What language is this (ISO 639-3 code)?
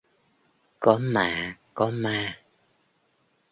vie